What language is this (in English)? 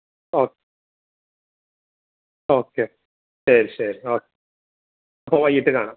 Malayalam